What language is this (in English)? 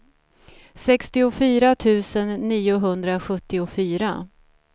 Swedish